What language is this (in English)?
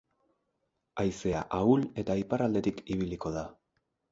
Basque